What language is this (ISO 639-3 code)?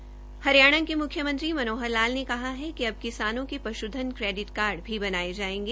hin